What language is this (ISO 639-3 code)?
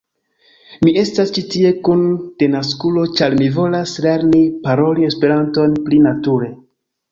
epo